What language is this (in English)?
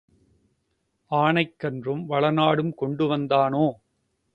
Tamil